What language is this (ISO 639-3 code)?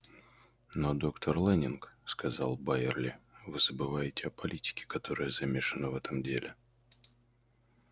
rus